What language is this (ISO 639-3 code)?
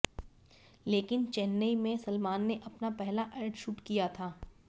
hin